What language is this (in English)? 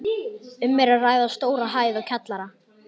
Icelandic